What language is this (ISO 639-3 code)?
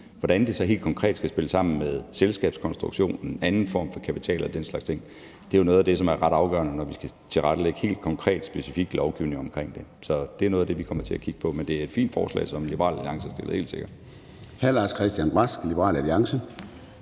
dan